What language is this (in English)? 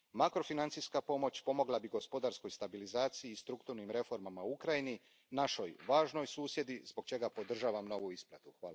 Croatian